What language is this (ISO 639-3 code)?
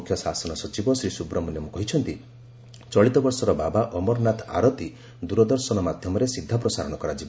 ori